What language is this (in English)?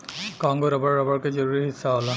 Bhojpuri